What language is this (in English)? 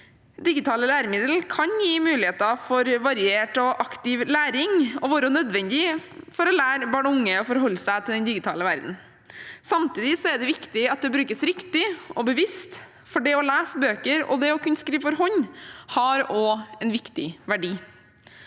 Norwegian